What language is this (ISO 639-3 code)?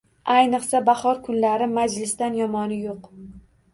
uzb